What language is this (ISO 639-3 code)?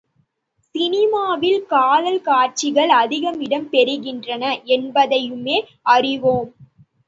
tam